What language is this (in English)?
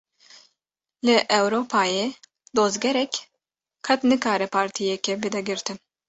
Kurdish